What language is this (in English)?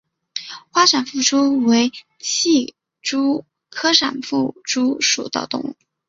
Chinese